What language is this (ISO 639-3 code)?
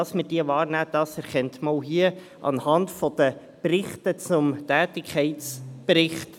gsw